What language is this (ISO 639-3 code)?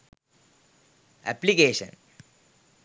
sin